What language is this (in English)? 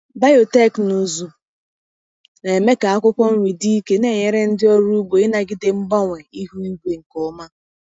Igbo